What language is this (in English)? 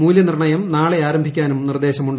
Malayalam